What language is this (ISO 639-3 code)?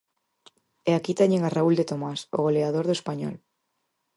glg